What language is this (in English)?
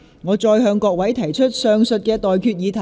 Cantonese